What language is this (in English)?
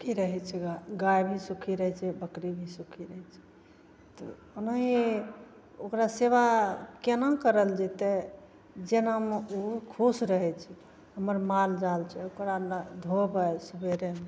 Maithili